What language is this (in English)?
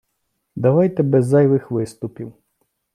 Ukrainian